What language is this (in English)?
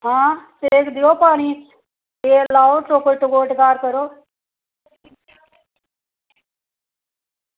Dogri